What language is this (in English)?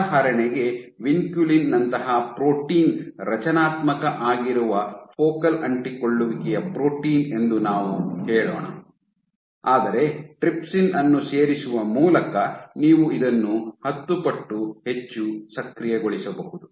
Kannada